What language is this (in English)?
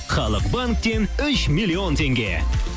Kazakh